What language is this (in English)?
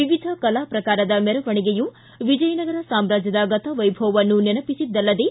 Kannada